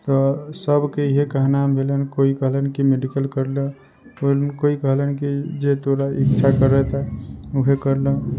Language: Maithili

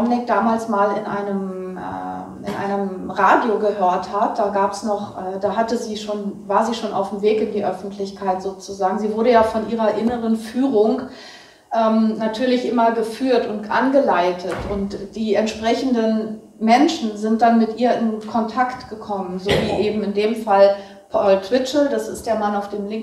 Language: German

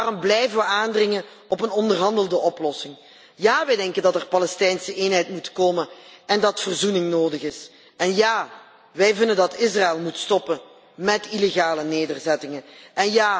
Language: Dutch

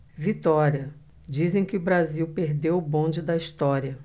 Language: Portuguese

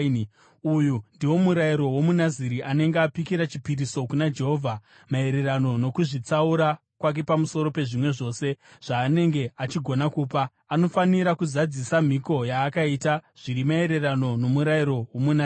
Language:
Shona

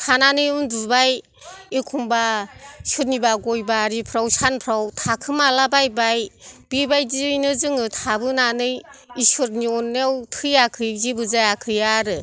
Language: Bodo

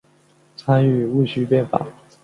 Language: Chinese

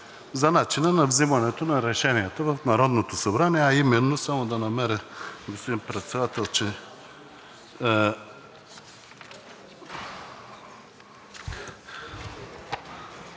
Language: Bulgarian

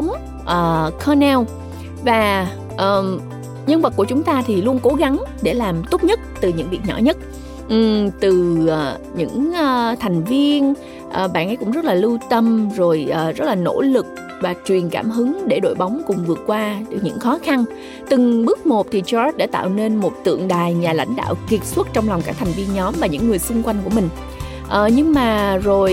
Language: Vietnamese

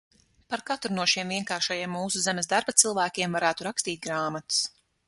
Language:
Latvian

